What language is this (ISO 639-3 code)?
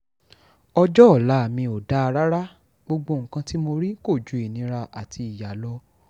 yor